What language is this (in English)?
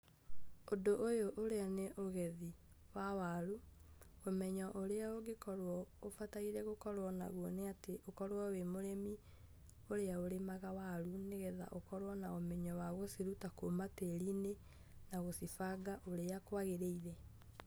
Kikuyu